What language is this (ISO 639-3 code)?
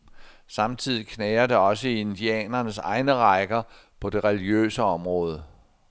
dan